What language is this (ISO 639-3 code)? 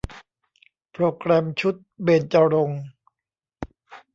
tha